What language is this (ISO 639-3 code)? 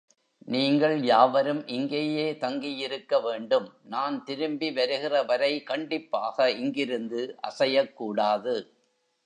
tam